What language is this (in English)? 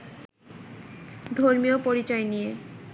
Bangla